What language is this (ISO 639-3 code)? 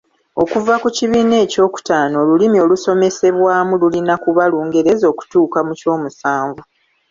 lug